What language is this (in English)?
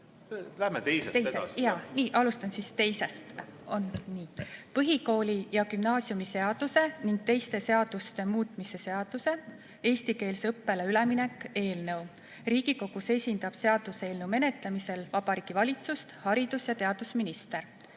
Estonian